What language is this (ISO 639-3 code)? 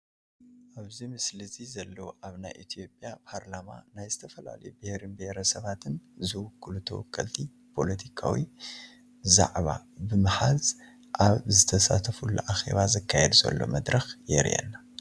tir